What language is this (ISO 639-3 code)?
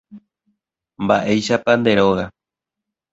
grn